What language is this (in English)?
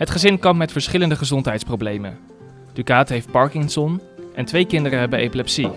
Dutch